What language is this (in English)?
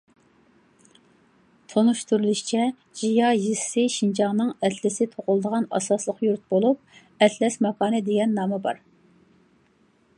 Uyghur